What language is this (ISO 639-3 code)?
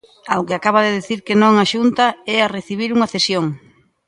glg